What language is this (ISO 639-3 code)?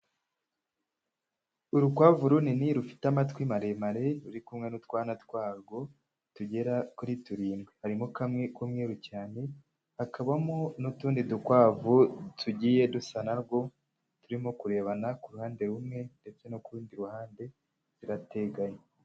kin